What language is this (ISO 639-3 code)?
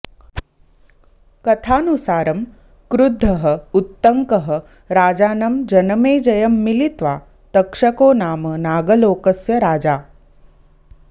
san